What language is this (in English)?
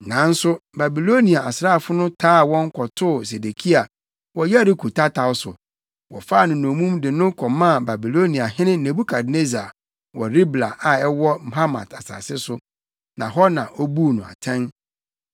Akan